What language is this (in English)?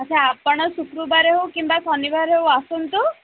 Odia